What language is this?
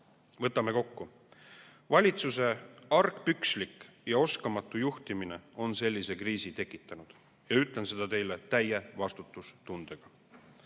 Estonian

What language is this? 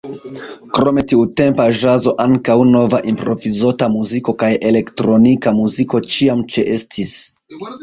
Esperanto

